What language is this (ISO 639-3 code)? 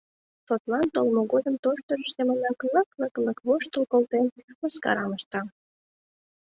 chm